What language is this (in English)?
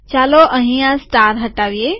Gujarati